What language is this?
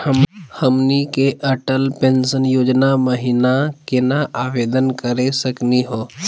Magahi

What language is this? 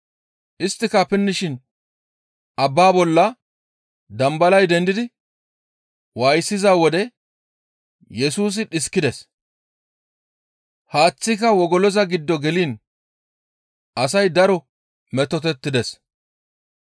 Gamo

